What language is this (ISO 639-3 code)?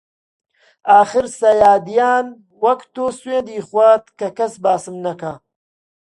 ckb